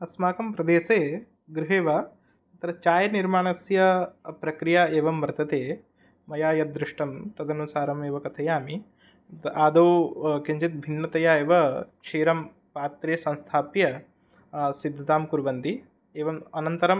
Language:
Sanskrit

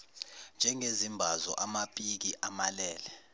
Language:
Zulu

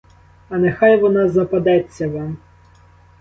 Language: Ukrainian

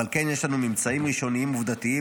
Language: Hebrew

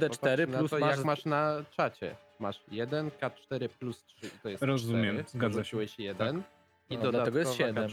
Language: Polish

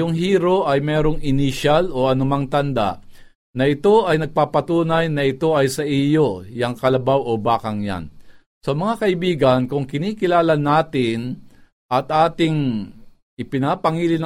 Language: Filipino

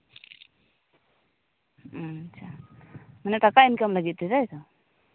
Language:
Santali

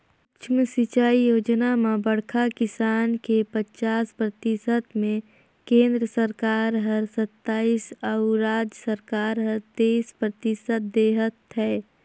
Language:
Chhattisgarhi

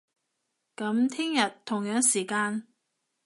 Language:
Cantonese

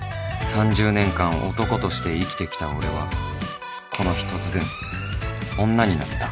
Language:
Japanese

